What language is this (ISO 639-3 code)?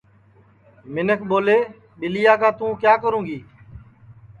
ssi